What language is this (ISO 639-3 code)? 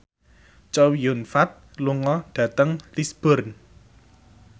jav